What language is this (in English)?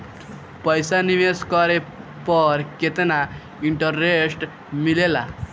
Bhojpuri